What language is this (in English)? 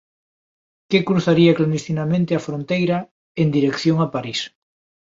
Galician